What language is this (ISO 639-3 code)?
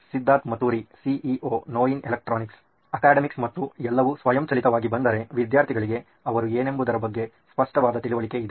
kan